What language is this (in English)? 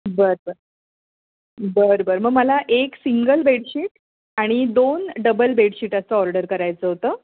Marathi